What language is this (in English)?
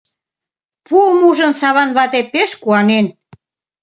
Mari